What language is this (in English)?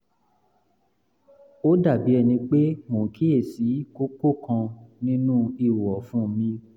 Yoruba